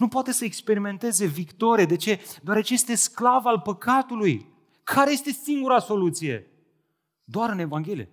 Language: Romanian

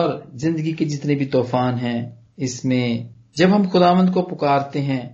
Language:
Punjabi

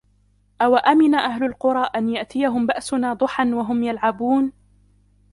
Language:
Arabic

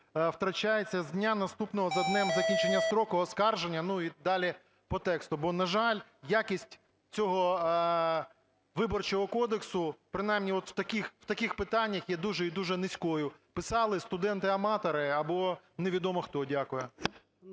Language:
Ukrainian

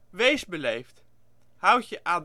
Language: Dutch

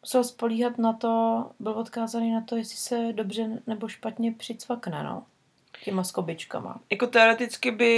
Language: Czech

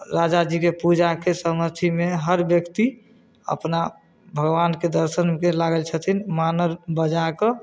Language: Maithili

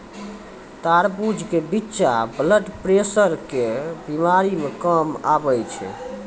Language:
Maithili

